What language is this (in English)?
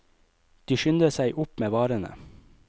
Norwegian